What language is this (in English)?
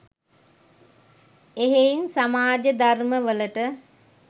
Sinhala